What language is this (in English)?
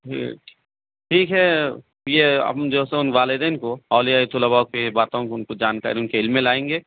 Urdu